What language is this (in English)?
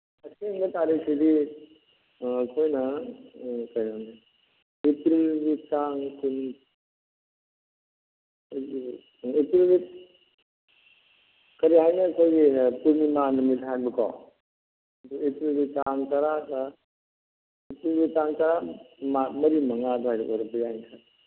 Manipuri